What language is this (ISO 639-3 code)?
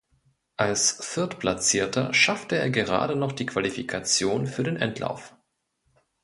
deu